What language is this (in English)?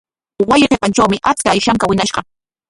Corongo Ancash Quechua